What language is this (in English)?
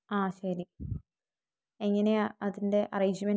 Malayalam